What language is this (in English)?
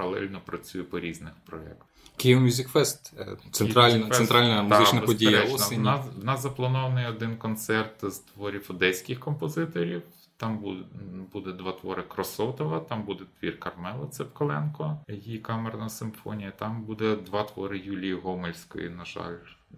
Ukrainian